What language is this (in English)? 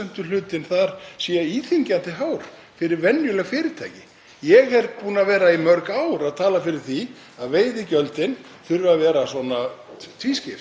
Icelandic